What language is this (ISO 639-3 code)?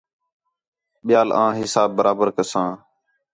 xhe